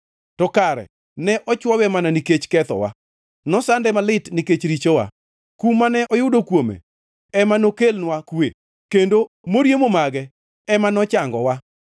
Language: Luo (Kenya and Tanzania)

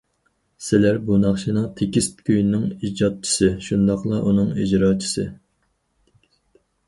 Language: Uyghur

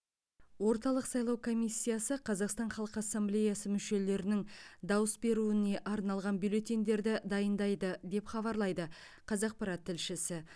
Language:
Kazakh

